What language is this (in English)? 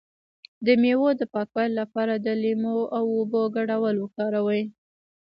Pashto